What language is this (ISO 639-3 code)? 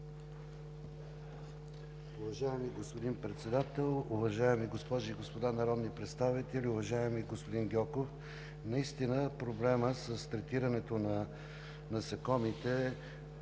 bul